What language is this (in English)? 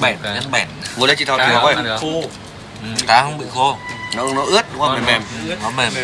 Vietnamese